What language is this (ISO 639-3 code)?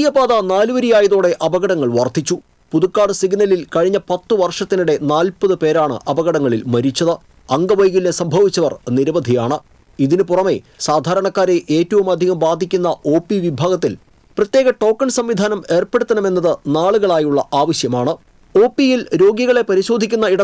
mal